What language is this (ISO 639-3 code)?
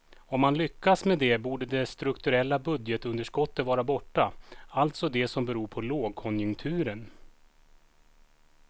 swe